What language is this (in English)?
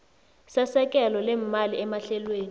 South Ndebele